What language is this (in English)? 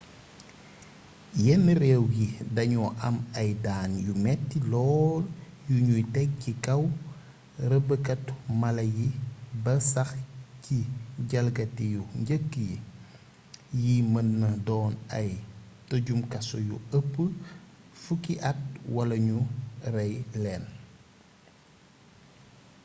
Wolof